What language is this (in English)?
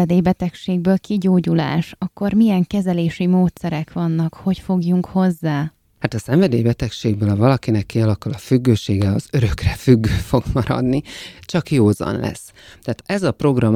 Hungarian